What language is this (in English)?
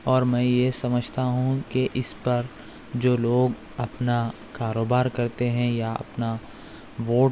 Urdu